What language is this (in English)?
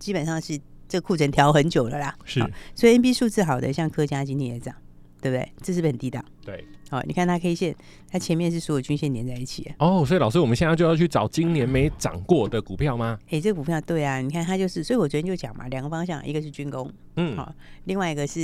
Chinese